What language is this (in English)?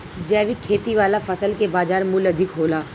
Bhojpuri